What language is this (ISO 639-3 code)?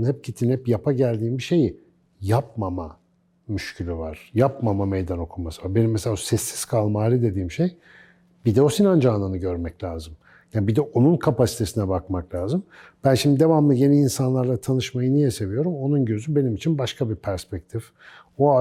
tur